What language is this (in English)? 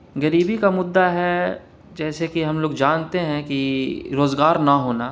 Urdu